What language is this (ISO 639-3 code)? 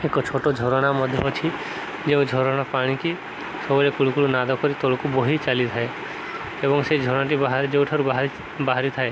ori